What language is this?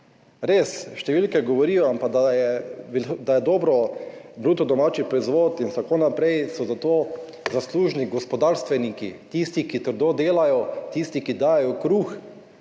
Slovenian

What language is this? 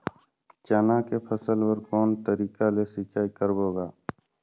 Chhattisgarhi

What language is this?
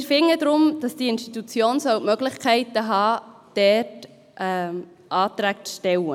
Swiss German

